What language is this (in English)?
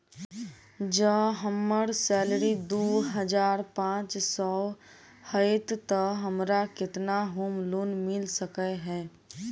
Maithili